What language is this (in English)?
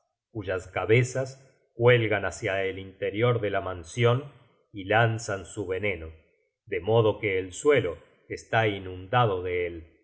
Spanish